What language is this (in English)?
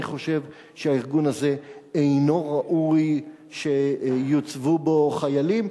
Hebrew